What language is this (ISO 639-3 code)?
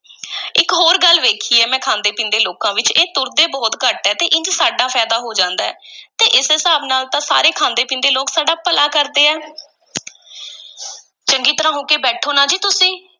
pan